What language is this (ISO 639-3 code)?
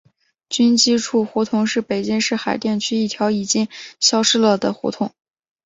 zho